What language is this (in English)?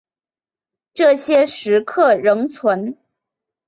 Chinese